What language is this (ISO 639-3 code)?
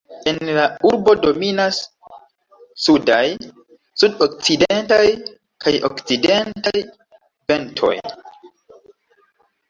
epo